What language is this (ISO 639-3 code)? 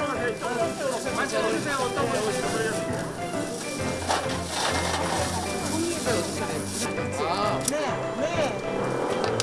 kor